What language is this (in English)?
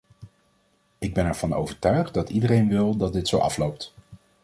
Dutch